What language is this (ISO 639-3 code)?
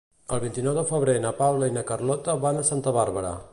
cat